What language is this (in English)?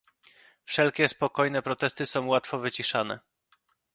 Polish